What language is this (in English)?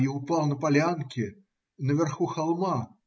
Russian